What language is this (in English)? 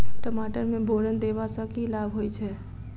Maithili